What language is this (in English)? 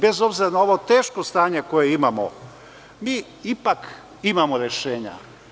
Serbian